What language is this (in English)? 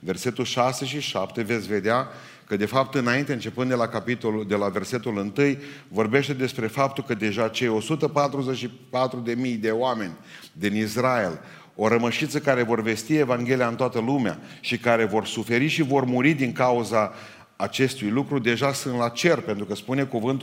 Romanian